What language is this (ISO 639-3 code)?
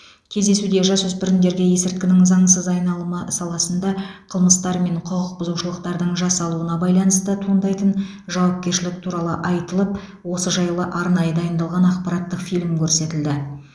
kaz